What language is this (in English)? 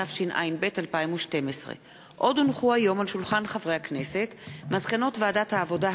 Hebrew